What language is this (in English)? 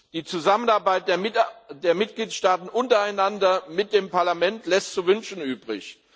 German